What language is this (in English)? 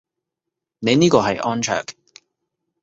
Cantonese